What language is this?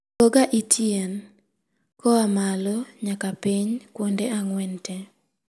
Luo (Kenya and Tanzania)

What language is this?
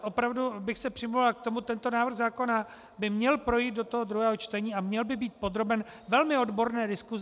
Czech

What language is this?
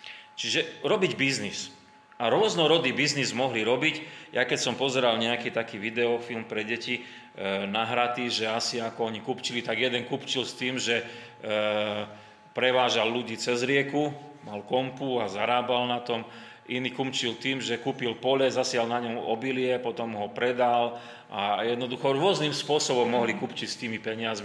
Slovak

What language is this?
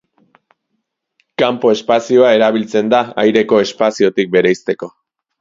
Basque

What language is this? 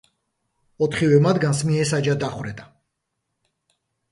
Georgian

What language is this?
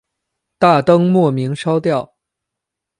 Chinese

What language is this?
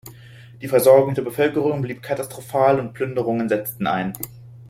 German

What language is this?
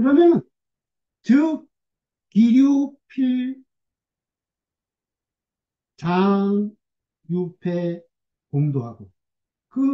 Korean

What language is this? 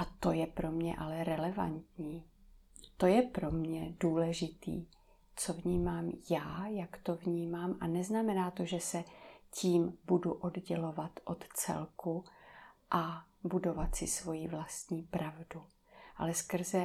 Czech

